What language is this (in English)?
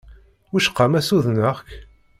Kabyle